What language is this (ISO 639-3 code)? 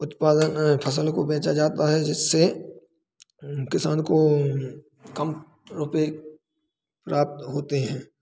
hin